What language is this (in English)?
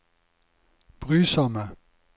Norwegian